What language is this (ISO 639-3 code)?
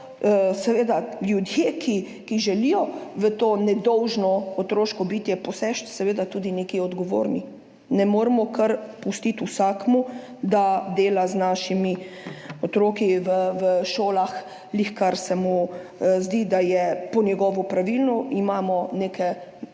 slv